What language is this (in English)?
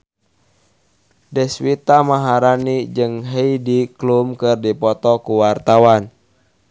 Sundanese